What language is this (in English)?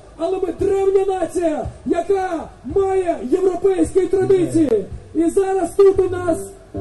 Ukrainian